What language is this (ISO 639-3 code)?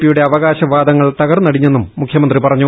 mal